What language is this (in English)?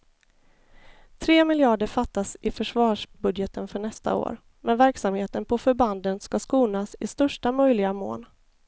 Swedish